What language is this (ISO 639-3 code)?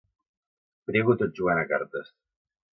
cat